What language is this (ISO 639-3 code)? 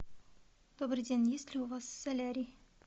rus